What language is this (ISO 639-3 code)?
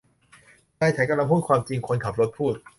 tha